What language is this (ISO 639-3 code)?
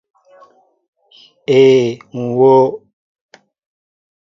mbo